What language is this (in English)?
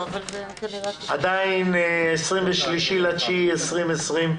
Hebrew